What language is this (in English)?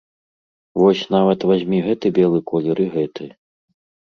Belarusian